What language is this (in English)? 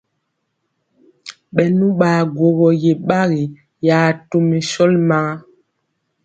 Mpiemo